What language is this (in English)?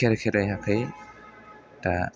Bodo